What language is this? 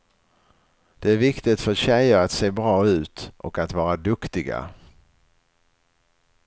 Swedish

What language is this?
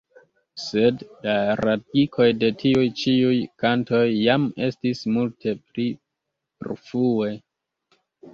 Esperanto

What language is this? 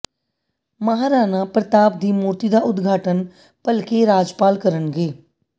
Punjabi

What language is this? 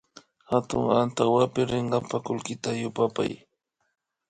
Imbabura Highland Quichua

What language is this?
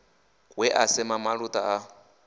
Venda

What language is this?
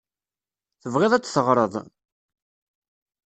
Kabyle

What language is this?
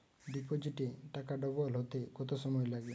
Bangla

